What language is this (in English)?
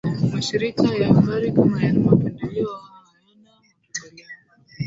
Swahili